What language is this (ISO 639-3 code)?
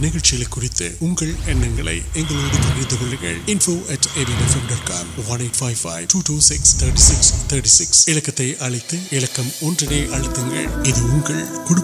urd